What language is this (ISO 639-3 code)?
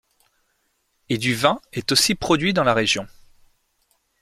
fra